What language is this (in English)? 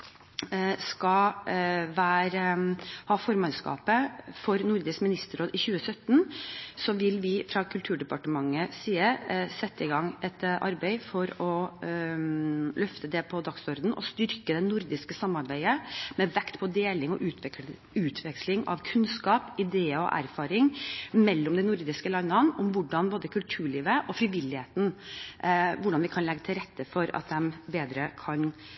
Norwegian Bokmål